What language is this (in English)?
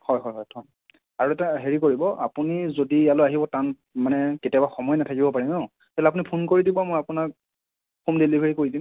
Assamese